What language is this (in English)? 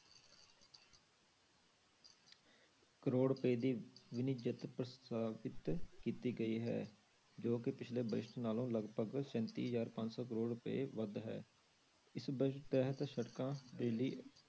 Punjabi